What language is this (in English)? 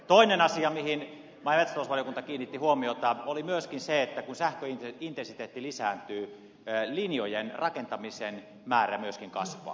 Finnish